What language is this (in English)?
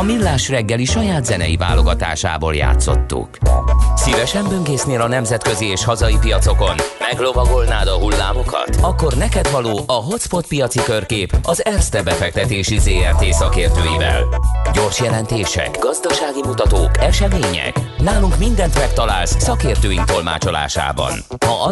Hungarian